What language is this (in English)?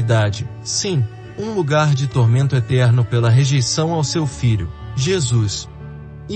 Portuguese